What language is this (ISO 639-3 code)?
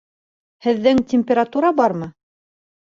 bak